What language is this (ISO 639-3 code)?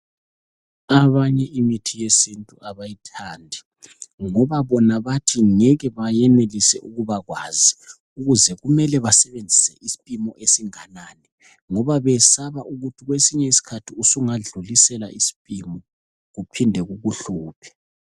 nde